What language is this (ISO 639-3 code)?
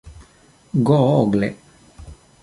epo